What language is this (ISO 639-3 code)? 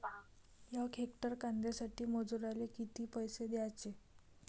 mar